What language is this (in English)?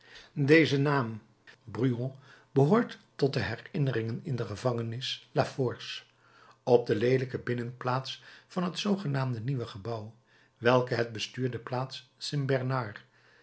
Dutch